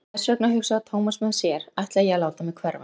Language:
Icelandic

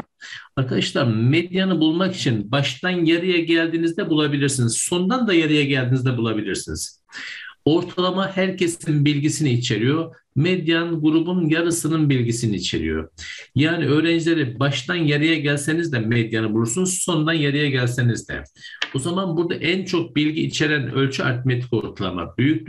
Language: Turkish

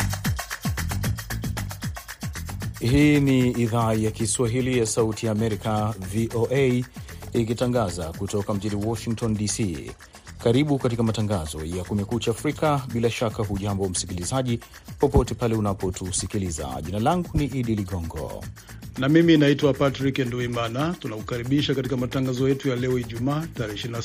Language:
Swahili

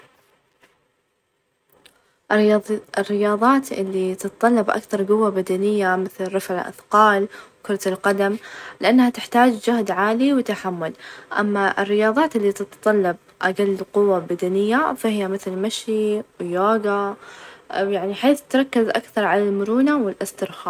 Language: Najdi Arabic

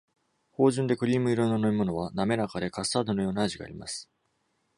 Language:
Japanese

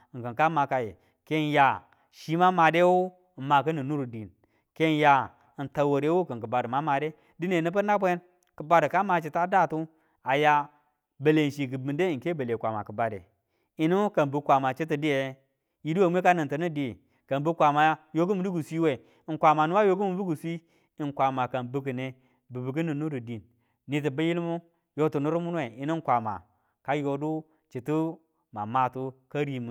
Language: Tula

